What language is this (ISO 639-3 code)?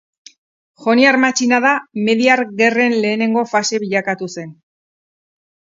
eus